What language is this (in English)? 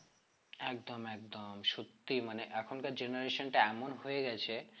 Bangla